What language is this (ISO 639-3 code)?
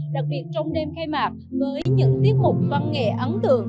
vie